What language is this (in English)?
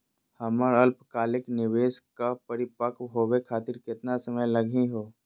Magahi